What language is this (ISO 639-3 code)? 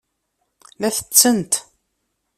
kab